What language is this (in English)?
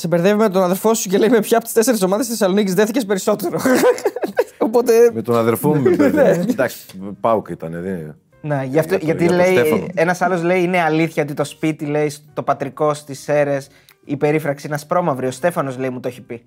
Greek